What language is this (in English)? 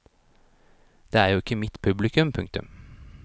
Norwegian